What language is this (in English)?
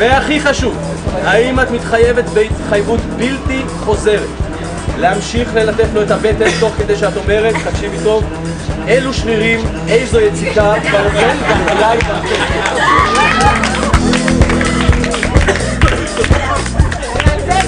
Hebrew